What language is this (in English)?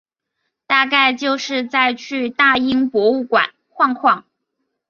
Chinese